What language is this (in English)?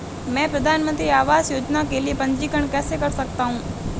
Hindi